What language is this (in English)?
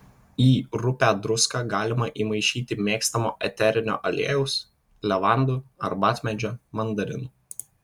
Lithuanian